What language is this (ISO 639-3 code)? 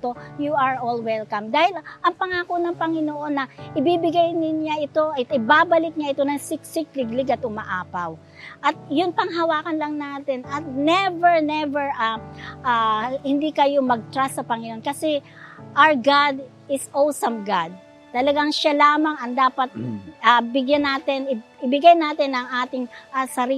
fil